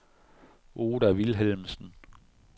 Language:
Danish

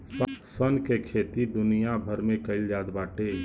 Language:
Bhojpuri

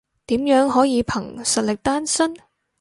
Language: Cantonese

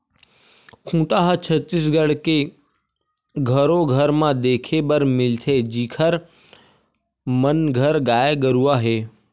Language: Chhattisgarhi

